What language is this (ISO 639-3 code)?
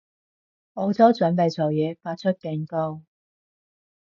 yue